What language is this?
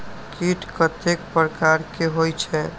Maithili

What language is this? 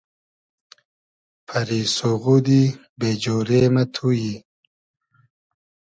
Hazaragi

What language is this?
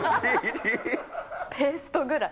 Japanese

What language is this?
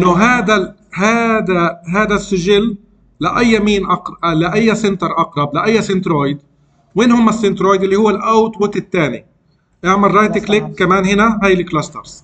Arabic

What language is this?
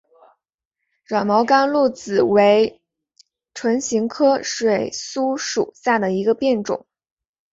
Chinese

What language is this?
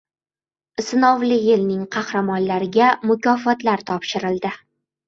Uzbek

